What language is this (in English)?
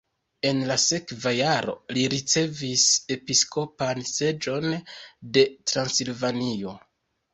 Esperanto